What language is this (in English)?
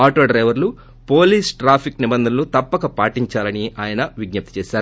Telugu